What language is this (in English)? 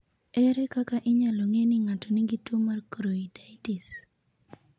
Luo (Kenya and Tanzania)